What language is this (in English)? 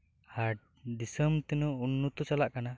Santali